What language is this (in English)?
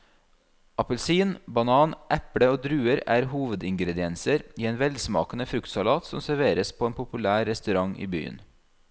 Norwegian